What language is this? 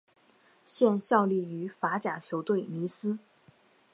Chinese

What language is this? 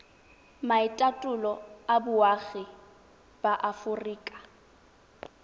Tswana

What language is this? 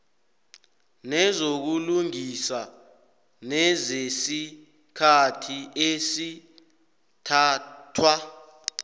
South Ndebele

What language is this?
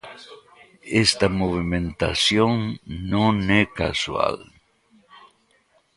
Galician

